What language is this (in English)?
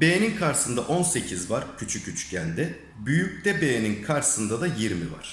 Turkish